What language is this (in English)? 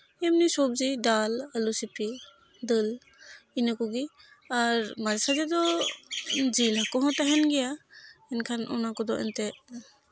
Santali